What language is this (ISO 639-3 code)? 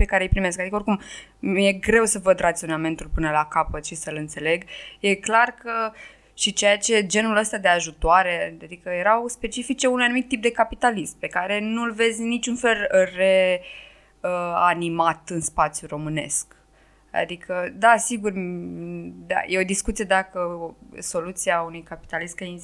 ron